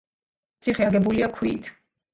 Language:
Georgian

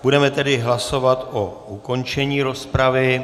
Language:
Czech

